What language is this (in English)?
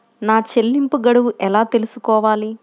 Telugu